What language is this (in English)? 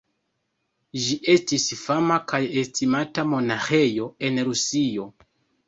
Esperanto